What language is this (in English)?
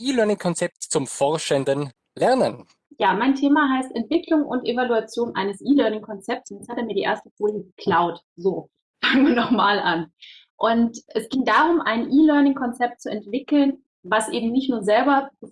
German